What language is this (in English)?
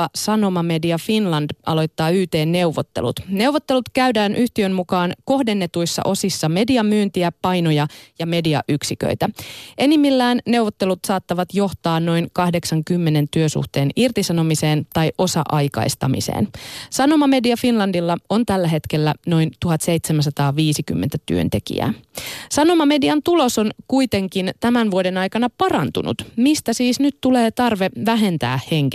Finnish